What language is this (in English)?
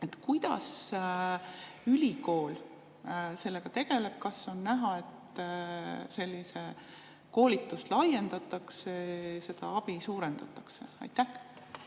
Estonian